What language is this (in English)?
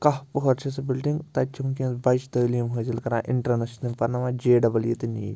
Kashmiri